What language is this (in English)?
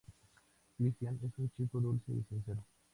Spanish